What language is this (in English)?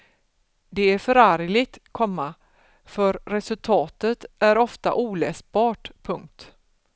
Swedish